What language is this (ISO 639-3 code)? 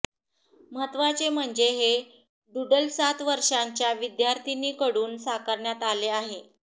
mar